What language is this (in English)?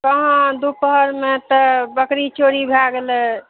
Maithili